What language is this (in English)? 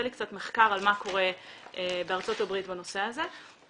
Hebrew